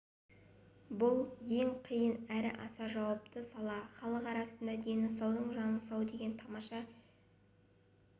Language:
Kazakh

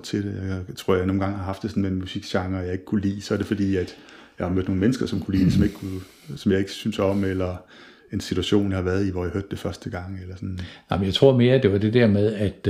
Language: Danish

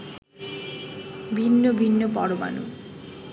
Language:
Bangla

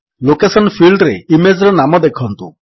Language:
Odia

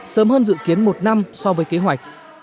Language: Vietnamese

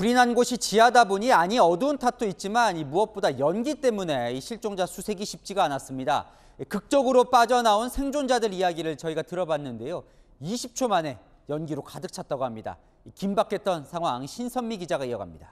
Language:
Korean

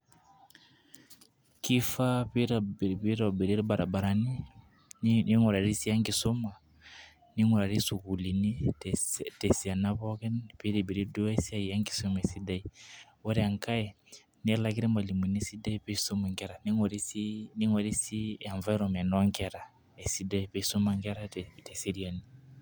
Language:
Masai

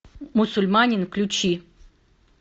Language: Russian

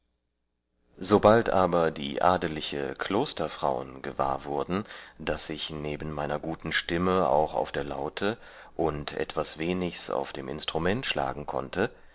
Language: German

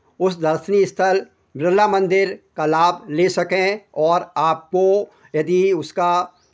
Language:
Hindi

